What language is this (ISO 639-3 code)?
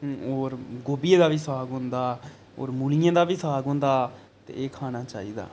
doi